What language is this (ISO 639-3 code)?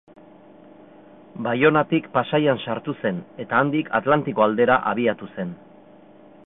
eus